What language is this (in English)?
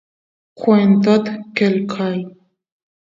Santiago del Estero Quichua